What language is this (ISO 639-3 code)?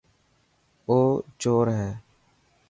mki